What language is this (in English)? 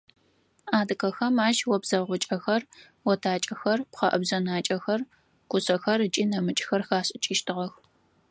Adyghe